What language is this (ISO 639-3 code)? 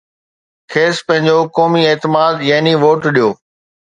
snd